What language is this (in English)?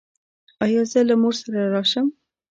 Pashto